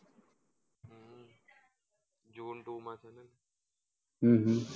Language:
Gujarati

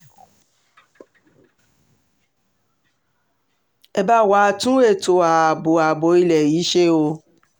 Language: Yoruba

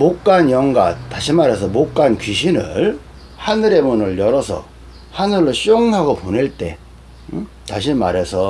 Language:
Korean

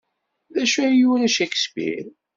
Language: Kabyle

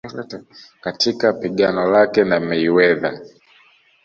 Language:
Swahili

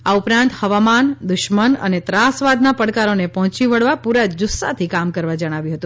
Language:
Gujarati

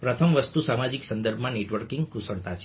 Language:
Gujarati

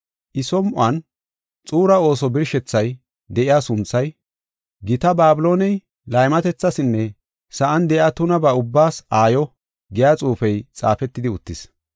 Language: Gofa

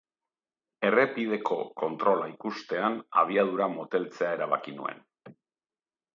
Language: Basque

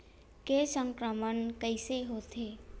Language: Chhattisgarhi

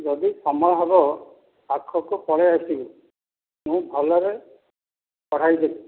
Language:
Odia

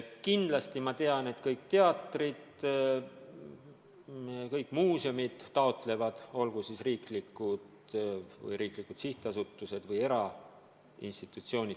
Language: Estonian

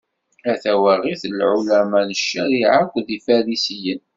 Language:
Kabyle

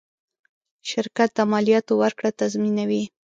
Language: Pashto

